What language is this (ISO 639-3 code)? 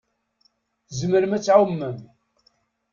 kab